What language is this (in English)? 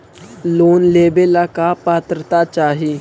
Magahi